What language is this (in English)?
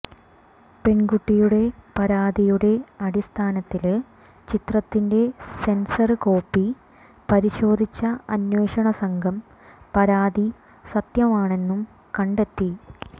Malayalam